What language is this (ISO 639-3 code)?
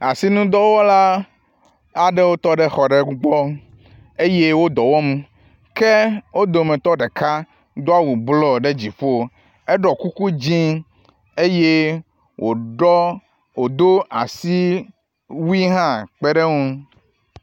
ewe